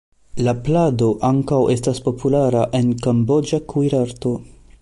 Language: Esperanto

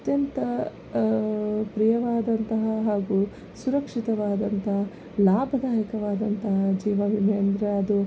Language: Kannada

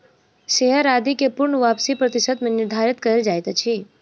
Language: Maithili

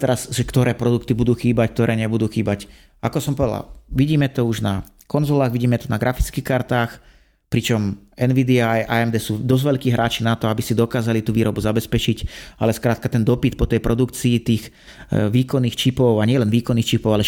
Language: Slovak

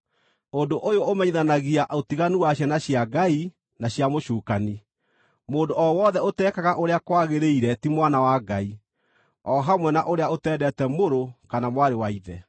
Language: Kikuyu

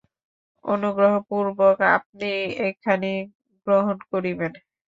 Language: Bangla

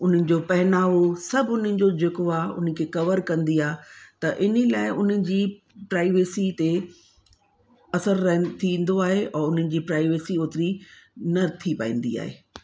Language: Sindhi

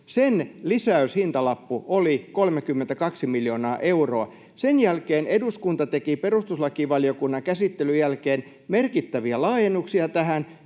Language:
Finnish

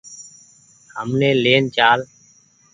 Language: Goaria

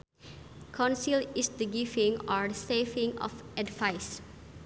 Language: Sundanese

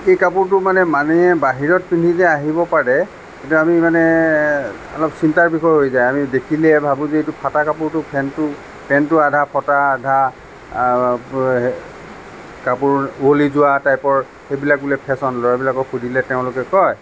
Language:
Assamese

